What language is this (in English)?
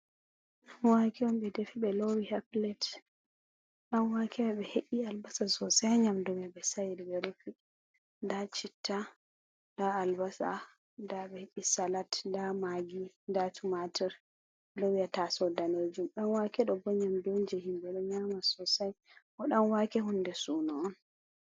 Fula